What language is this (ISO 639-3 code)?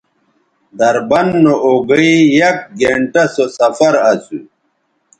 btv